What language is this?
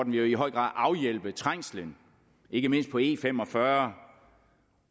Danish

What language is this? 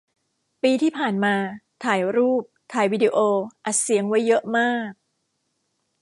Thai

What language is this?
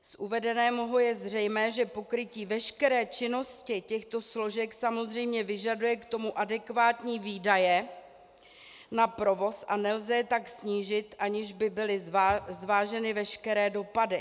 Czech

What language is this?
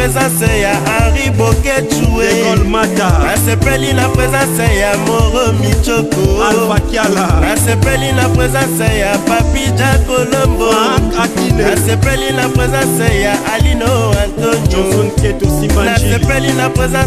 Romanian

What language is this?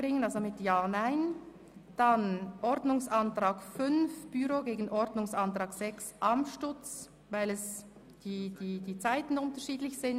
Swiss German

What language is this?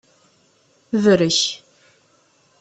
Kabyle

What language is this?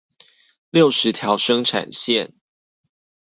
Chinese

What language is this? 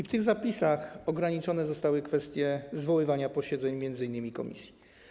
Polish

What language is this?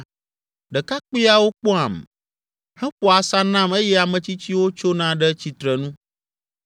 Ewe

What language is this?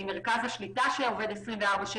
Hebrew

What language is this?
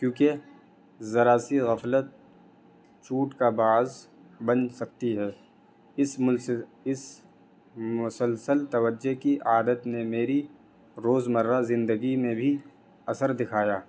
Urdu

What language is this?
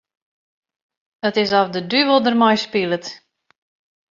Western Frisian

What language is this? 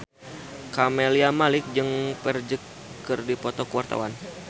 Sundanese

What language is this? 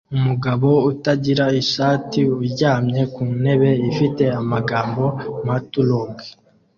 Kinyarwanda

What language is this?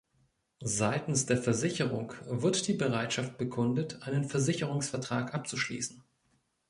German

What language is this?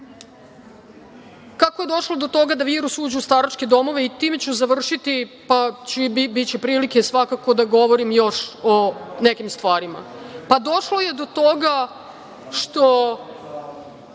Serbian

